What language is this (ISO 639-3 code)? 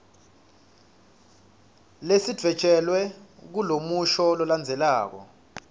ssw